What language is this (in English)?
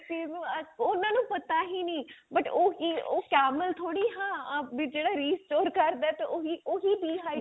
Punjabi